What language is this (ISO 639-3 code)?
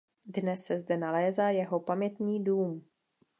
ces